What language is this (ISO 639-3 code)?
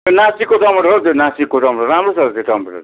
nep